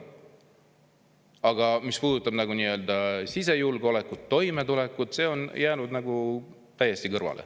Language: Estonian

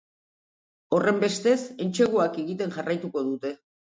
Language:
Basque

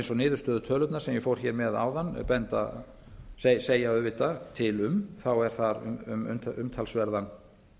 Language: Icelandic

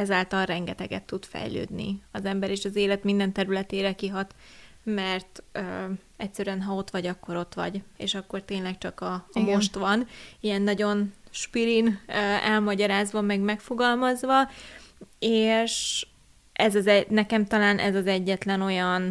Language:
Hungarian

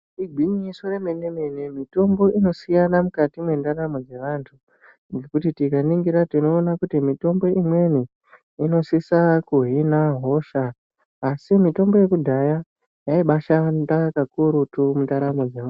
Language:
Ndau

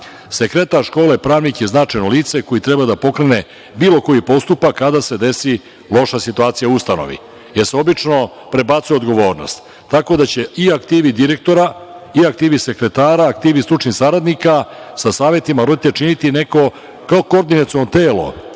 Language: Serbian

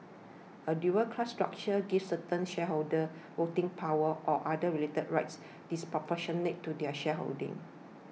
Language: English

